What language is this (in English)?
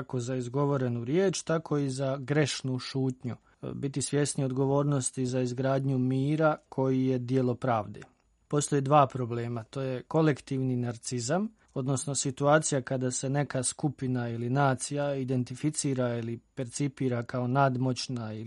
Croatian